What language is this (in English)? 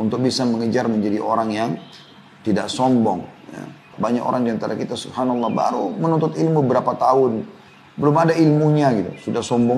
Indonesian